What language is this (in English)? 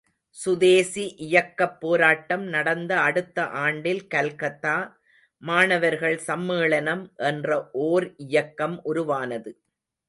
Tamil